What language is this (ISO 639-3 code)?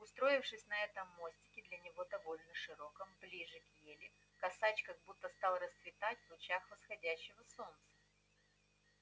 rus